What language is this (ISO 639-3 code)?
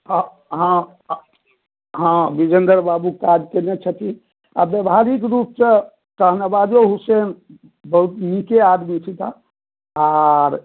mai